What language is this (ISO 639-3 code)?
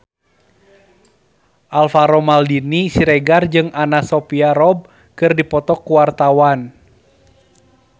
sun